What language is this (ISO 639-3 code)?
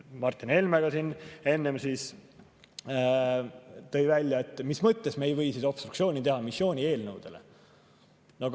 est